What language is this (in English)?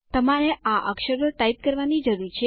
Gujarati